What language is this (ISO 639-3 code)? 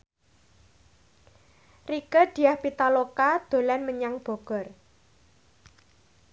jav